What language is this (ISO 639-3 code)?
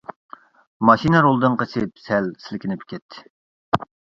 uig